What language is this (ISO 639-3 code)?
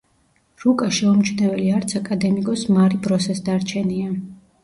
kat